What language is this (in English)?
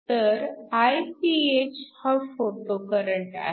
Marathi